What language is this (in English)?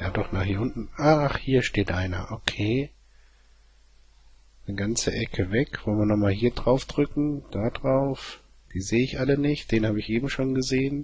German